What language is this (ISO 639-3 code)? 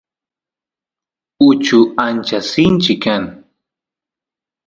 qus